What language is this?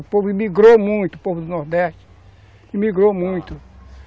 Portuguese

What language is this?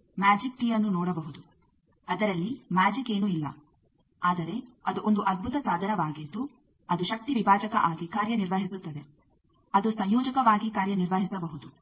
Kannada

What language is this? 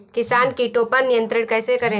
Hindi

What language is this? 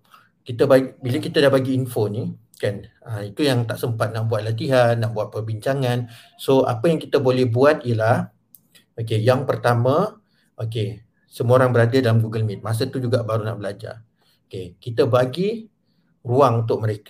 Malay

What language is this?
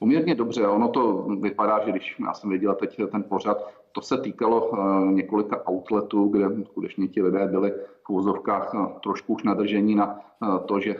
Czech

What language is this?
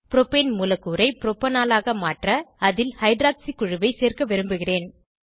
Tamil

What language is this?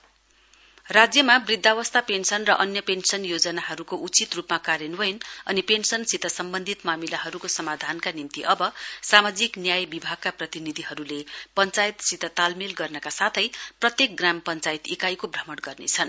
Nepali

